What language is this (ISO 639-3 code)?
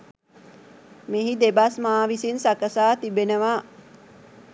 sin